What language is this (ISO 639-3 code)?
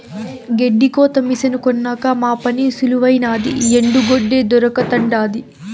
tel